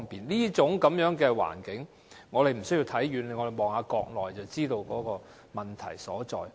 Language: Cantonese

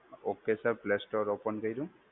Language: Gujarati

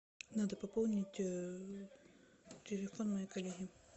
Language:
Russian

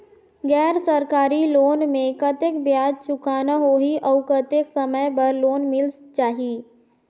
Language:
Chhattisgarhi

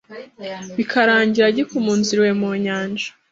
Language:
Kinyarwanda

